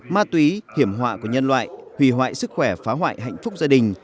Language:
Vietnamese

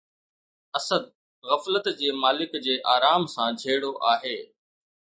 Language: Sindhi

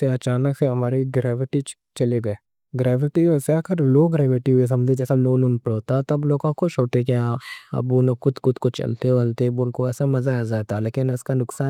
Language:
Deccan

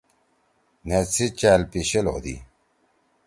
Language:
Torwali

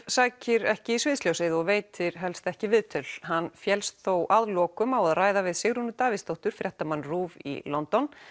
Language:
Icelandic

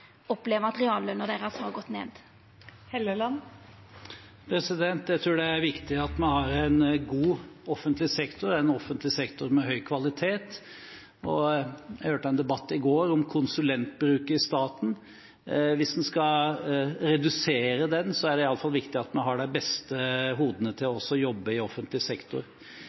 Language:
Norwegian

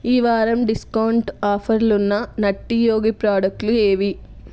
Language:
Telugu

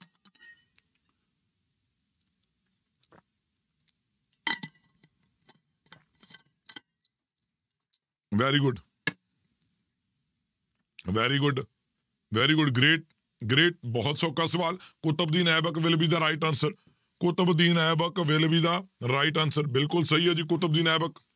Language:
Punjabi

